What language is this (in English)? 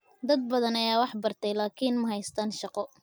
Somali